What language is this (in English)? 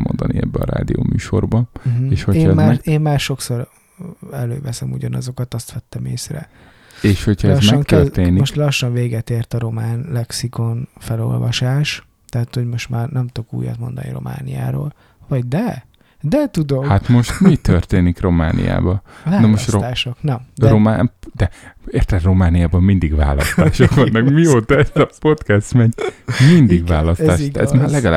Hungarian